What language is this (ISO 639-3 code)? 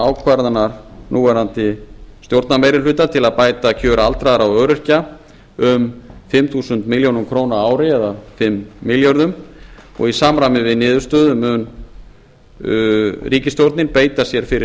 isl